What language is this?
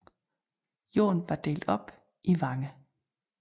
Danish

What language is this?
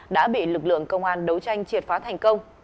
Vietnamese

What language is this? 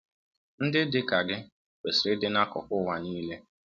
Igbo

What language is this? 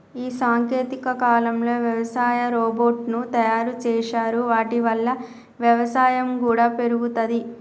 Telugu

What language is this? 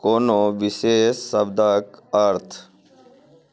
Maithili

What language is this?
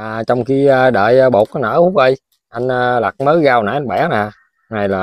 Vietnamese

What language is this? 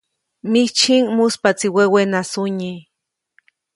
Copainalá Zoque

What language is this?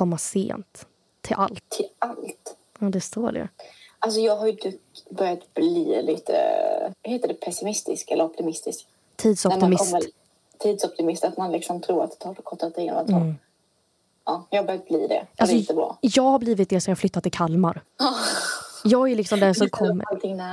Swedish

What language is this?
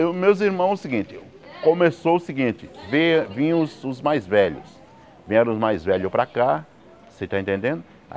Portuguese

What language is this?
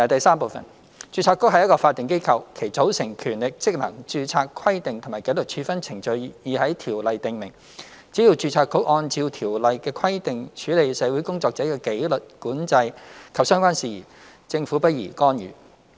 Cantonese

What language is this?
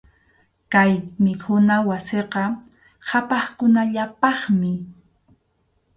Arequipa-La Unión Quechua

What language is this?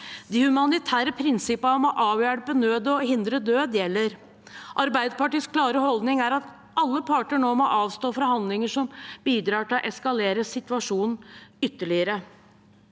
Norwegian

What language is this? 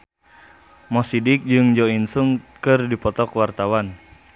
Sundanese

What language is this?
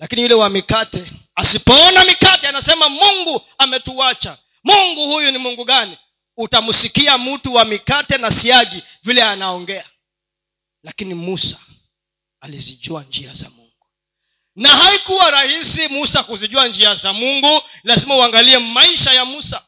Swahili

